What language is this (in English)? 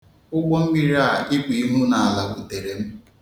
Igbo